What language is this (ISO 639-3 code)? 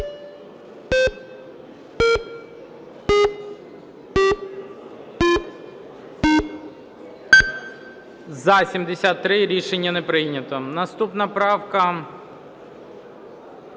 ukr